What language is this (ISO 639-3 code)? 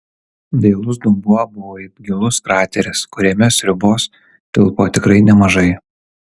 lit